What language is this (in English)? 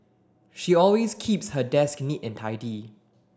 English